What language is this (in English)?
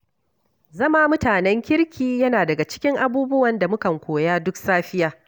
Hausa